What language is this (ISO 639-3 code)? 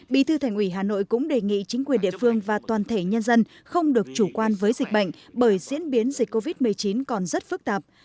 vie